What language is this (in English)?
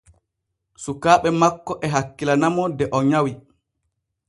Borgu Fulfulde